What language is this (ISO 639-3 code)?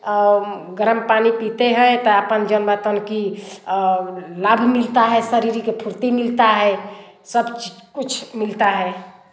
hin